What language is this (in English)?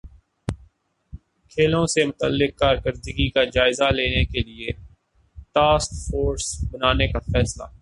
Urdu